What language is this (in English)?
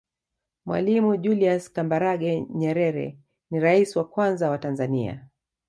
Swahili